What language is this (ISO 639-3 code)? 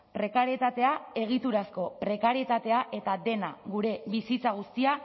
eus